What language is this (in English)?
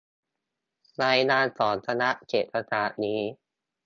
Thai